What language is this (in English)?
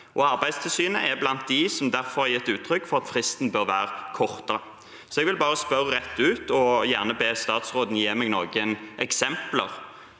Norwegian